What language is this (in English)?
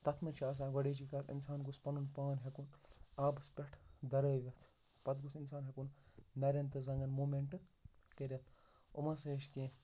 Kashmiri